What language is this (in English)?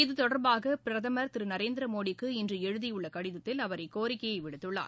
Tamil